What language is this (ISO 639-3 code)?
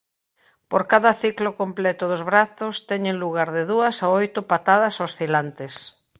glg